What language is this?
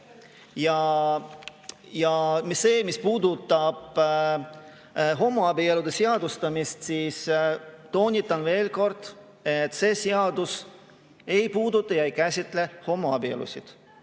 Estonian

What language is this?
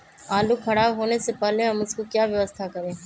Magahi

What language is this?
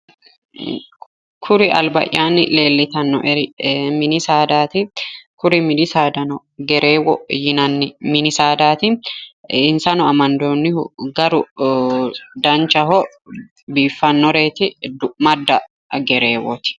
Sidamo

